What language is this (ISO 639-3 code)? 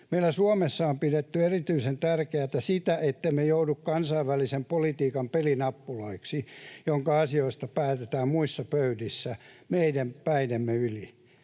fin